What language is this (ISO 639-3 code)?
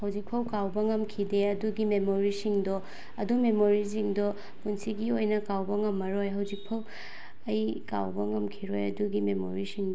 mni